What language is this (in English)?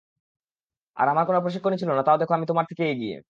Bangla